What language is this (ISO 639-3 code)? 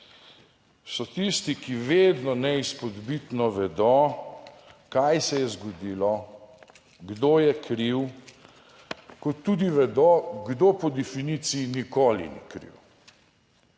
slv